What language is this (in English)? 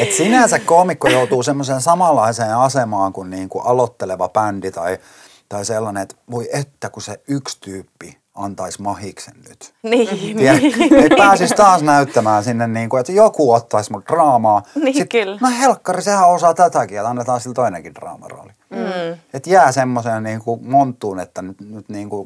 Finnish